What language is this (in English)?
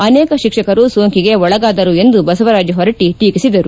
Kannada